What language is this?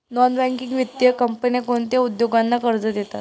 Marathi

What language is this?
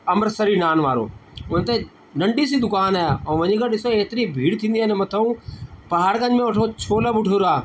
Sindhi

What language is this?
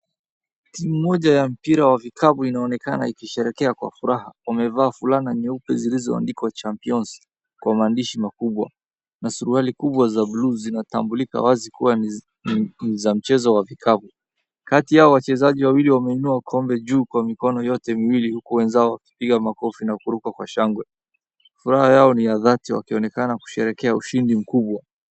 Swahili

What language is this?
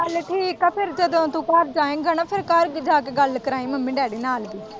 Punjabi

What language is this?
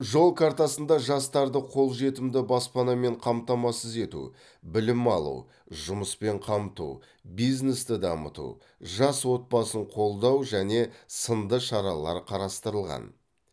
Kazakh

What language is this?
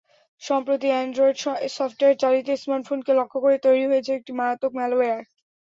Bangla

